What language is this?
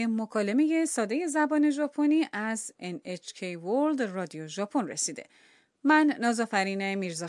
Persian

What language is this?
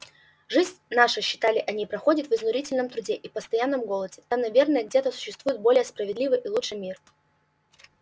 Russian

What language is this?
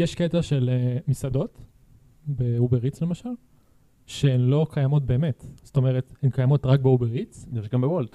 Hebrew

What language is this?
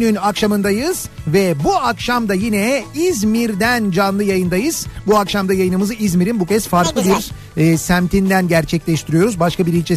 Turkish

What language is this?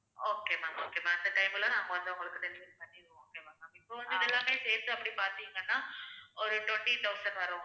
Tamil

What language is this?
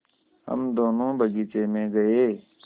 Hindi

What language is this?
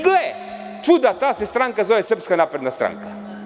Serbian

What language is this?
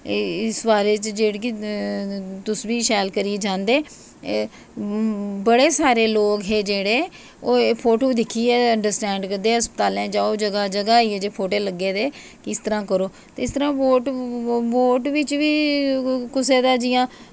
Dogri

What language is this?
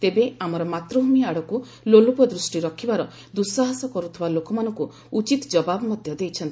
Odia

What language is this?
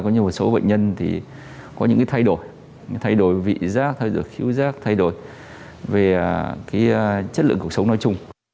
Vietnamese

